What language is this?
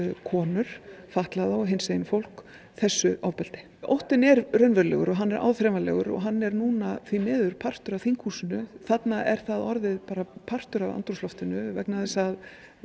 Icelandic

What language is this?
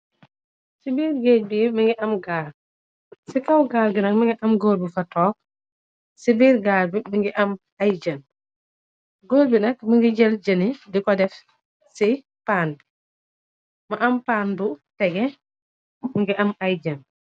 Wolof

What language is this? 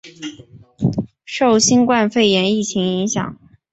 Chinese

